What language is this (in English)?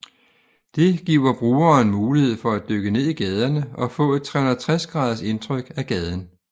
Danish